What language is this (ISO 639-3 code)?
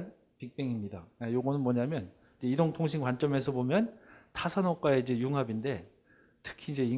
kor